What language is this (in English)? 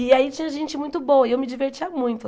Portuguese